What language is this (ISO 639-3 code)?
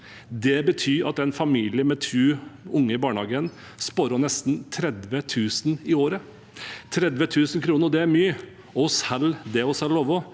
nor